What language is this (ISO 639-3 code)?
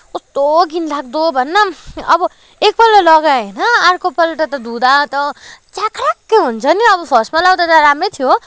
nep